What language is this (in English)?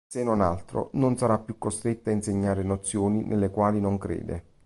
Italian